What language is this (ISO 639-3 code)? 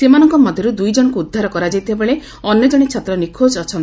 ori